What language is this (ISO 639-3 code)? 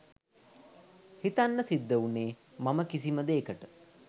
sin